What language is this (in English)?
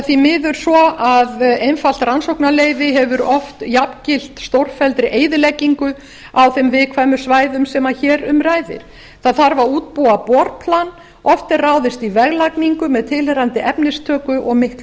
Icelandic